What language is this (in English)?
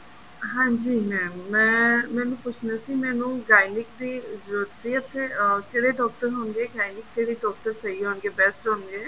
Punjabi